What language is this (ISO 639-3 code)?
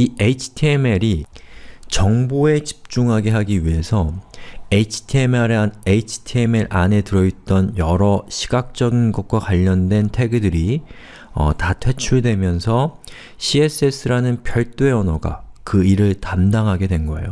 kor